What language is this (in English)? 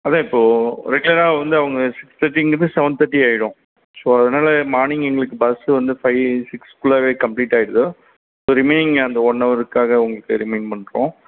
Tamil